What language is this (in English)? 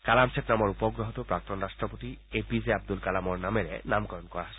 Assamese